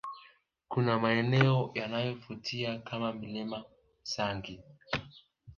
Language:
Swahili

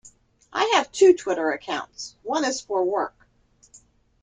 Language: English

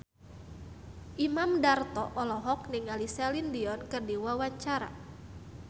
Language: Sundanese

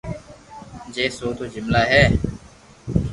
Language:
Loarki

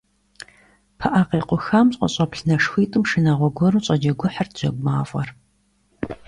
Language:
Kabardian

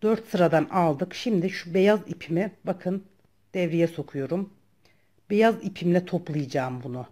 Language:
Turkish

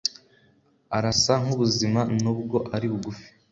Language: Kinyarwanda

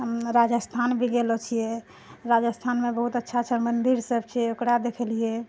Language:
Maithili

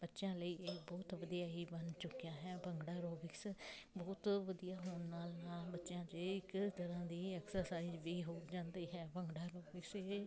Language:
Punjabi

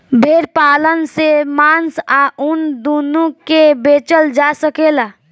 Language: Bhojpuri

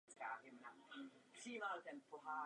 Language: Czech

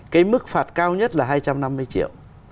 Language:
Vietnamese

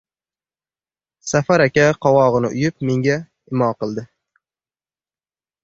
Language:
Uzbek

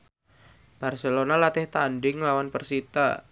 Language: Javanese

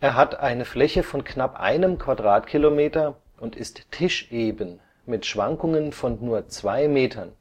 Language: German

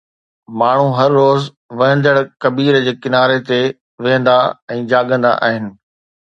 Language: Sindhi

